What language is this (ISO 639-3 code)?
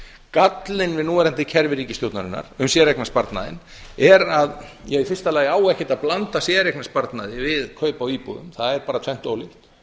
isl